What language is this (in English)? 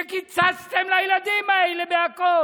Hebrew